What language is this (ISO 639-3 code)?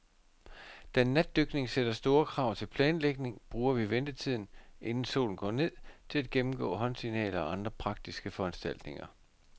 dan